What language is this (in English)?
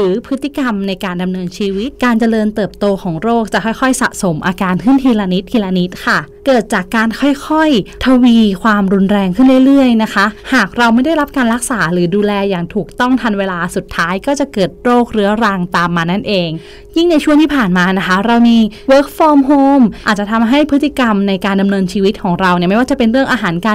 Thai